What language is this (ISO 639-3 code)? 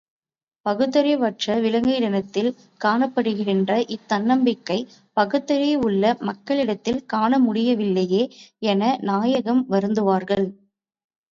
tam